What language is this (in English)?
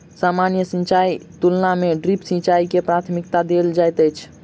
Maithili